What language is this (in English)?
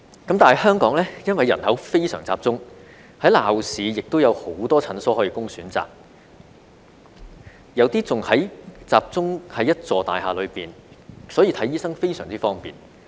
Cantonese